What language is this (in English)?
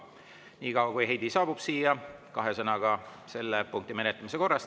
Estonian